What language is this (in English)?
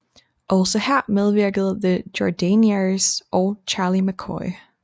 Danish